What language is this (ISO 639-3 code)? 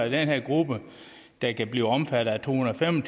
dan